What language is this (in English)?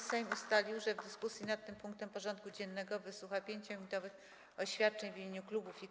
Polish